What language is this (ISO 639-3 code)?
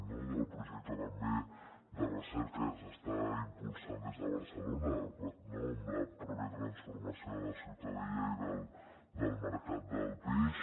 cat